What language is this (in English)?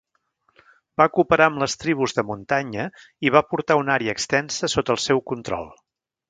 Catalan